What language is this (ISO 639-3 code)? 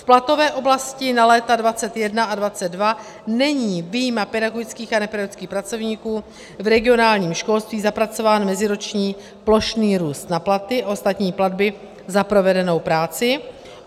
ces